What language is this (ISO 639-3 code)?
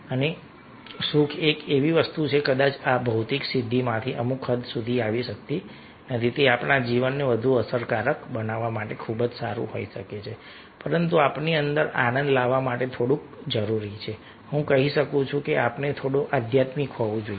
guj